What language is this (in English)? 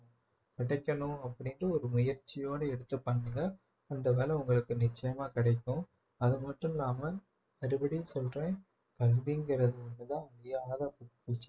Tamil